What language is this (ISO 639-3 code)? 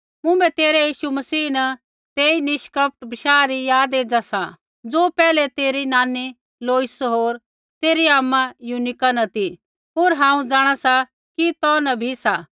kfx